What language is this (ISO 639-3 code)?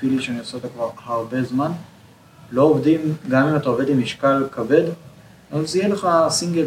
heb